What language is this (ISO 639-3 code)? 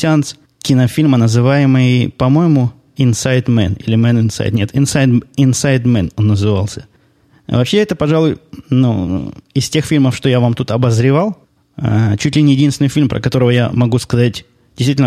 rus